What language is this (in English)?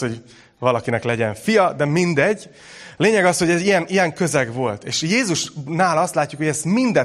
Hungarian